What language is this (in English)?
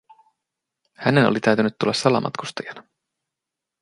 Finnish